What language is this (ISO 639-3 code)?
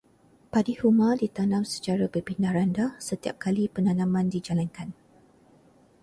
msa